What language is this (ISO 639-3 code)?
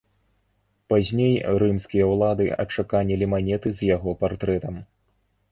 bel